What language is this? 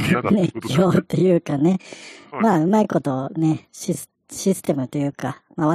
Japanese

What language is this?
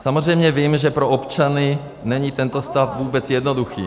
Czech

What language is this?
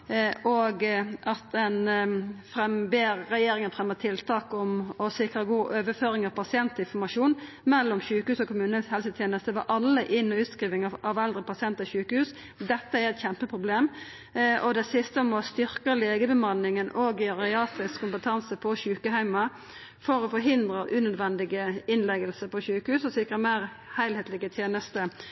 Norwegian Nynorsk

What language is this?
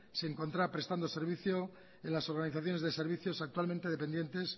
Spanish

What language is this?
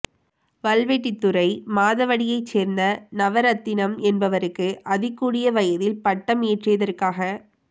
Tamil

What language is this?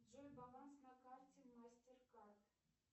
Russian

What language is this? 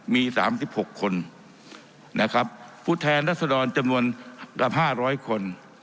Thai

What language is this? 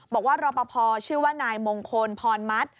Thai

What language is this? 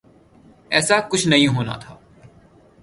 Urdu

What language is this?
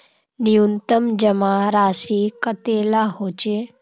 Magahi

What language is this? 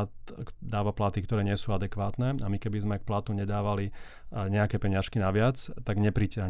Slovak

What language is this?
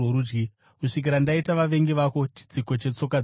Shona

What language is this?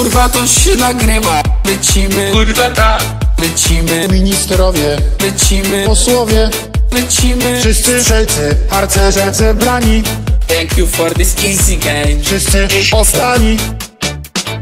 Polish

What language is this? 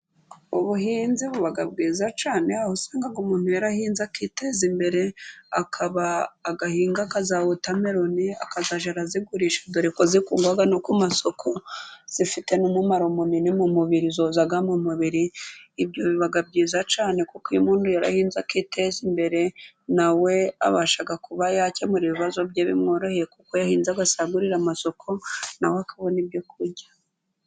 Kinyarwanda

